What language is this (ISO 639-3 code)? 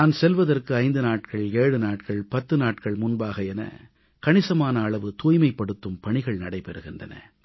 tam